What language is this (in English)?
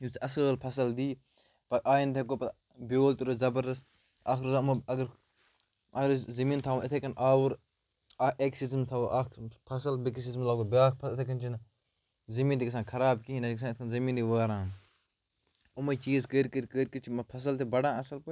Kashmiri